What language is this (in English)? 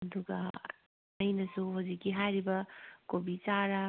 Manipuri